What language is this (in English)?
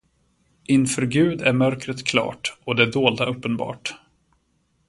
Swedish